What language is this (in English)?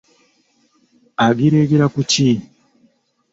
Ganda